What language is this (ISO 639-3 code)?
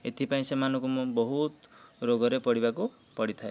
ori